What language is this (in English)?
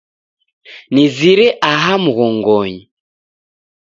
Taita